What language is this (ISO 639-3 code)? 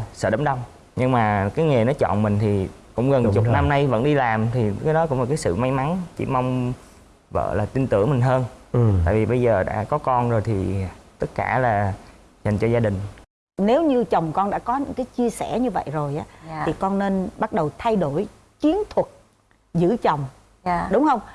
vie